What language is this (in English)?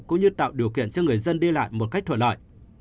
Vietnamese